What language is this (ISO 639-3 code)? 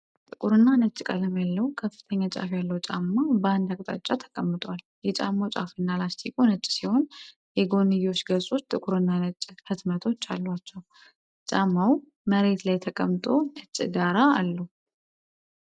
amh